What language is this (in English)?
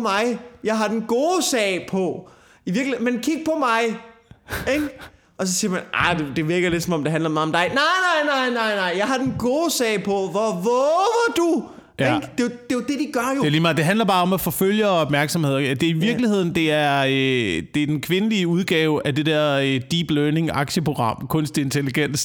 Danish